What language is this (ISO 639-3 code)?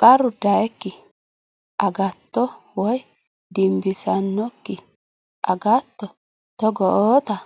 sid